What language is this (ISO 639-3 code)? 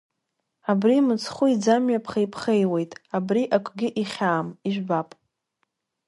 abk